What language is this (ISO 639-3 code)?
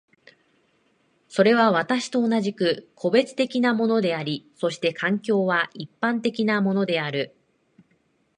jpn